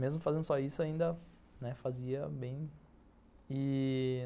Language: Portuguese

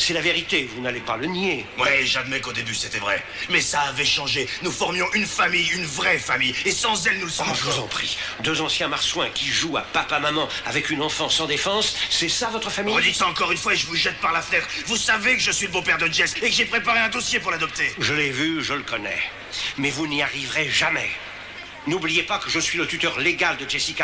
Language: French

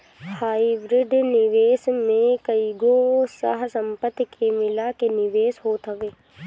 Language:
Bhojpuri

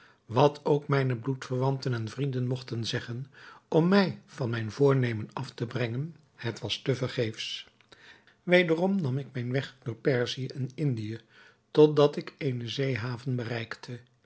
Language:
Dutch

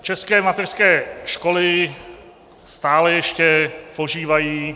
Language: Czech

